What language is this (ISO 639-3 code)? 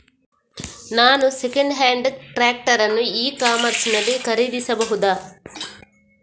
kan